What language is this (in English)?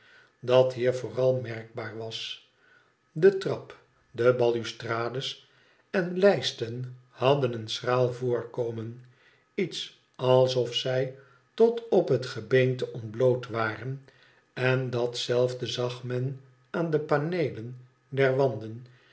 Dutch